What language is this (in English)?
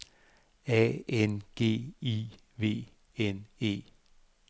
Danish